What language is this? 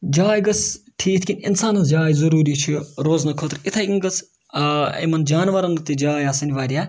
Kashmiri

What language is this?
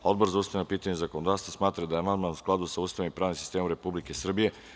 Serbian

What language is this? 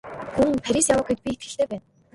Mongolian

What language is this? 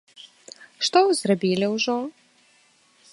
Belarusian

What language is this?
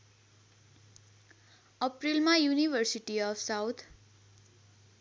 Nepali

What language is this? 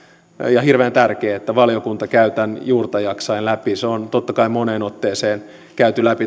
Finnish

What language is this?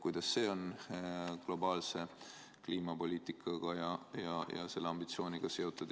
Estonian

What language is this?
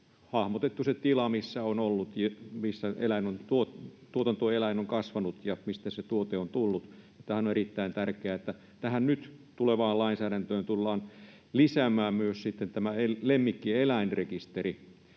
Finnish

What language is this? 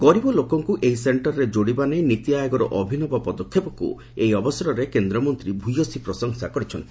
Odia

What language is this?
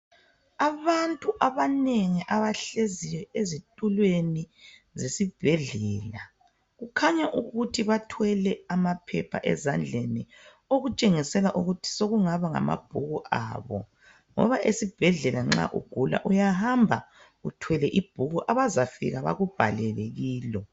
North Ndebele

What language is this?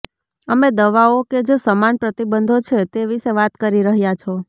Gujarati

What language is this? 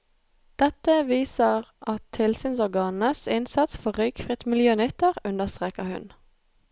Norwegian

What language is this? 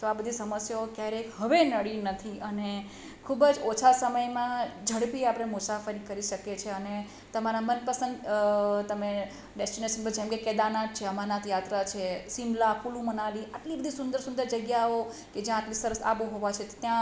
Gujarati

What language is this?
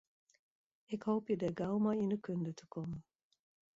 Western Frisian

